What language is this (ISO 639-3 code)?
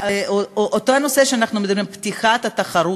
heb